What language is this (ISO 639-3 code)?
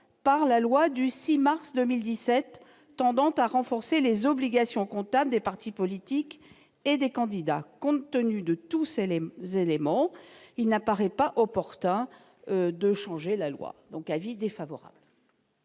fra